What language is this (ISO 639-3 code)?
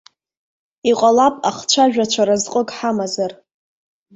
abk